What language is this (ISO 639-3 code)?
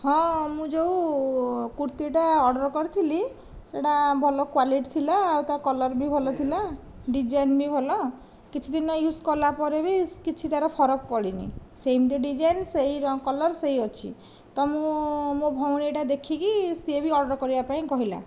ori